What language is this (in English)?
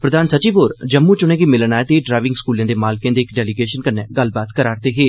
Dogri